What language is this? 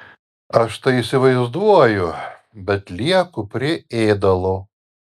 Lithuanian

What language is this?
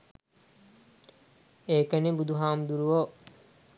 Sinhala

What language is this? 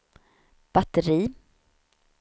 Swedish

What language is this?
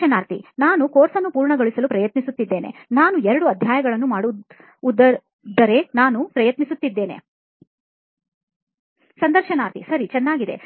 Kannada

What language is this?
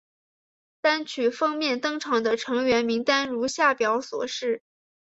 Chinese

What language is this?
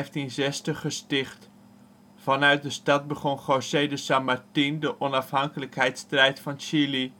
Dutch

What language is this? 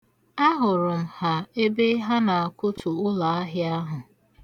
Igbo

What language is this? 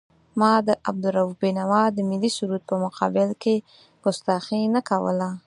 Pashto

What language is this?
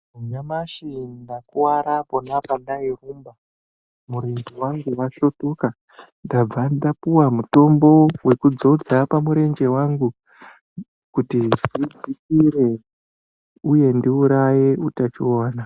Ndau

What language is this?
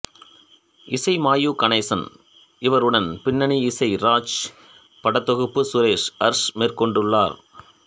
Tamil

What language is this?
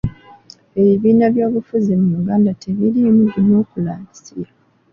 Ganda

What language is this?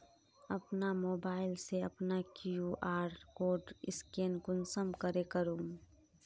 Magahi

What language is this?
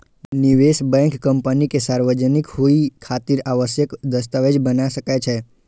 Maithili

